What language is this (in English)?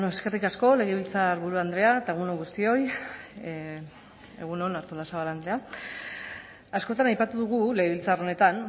Basque